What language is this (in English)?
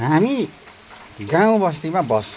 Nepali